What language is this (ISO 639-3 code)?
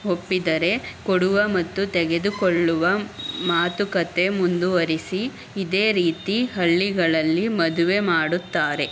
kan